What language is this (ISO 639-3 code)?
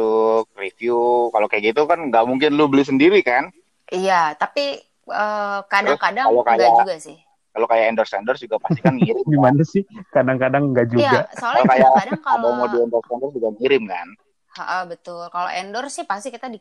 ind